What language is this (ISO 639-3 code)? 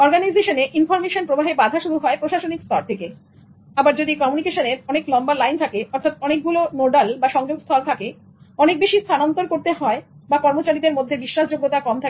ben